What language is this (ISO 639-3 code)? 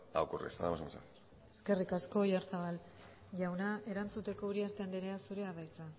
eus